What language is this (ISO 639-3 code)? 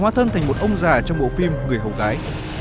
vie